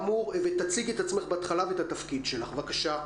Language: Hebrew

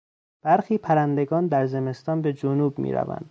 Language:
Persian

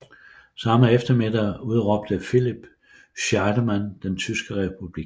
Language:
Danish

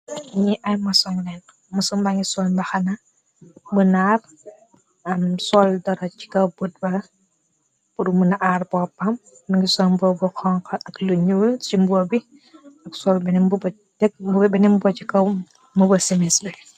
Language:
Wolof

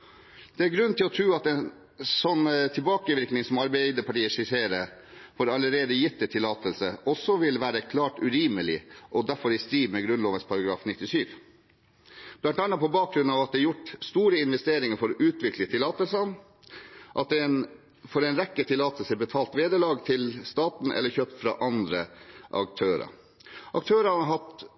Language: Norwegian Bokmål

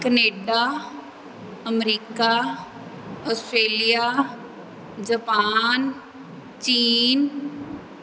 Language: Punjabi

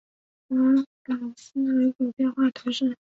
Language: Chinese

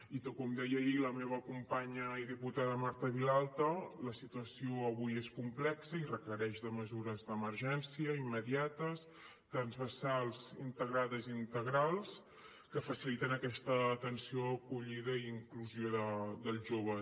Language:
Catalan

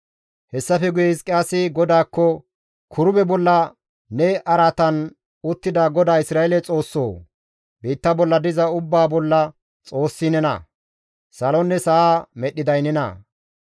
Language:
Gamo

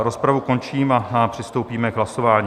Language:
Czech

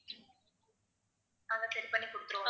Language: Tamil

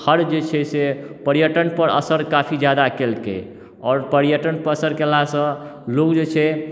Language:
Maithili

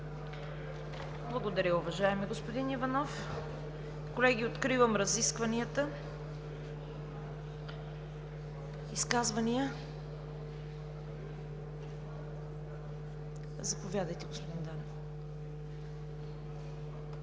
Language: Bulgarian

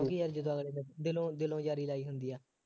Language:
Punjabi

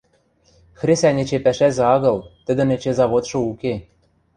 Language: Western Mari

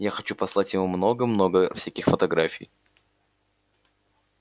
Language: Russian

